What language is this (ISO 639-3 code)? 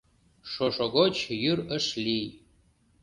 chm